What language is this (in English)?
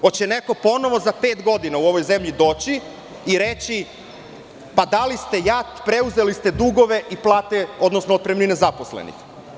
Serbian